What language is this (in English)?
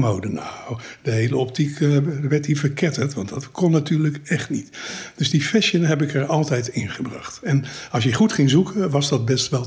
Dutch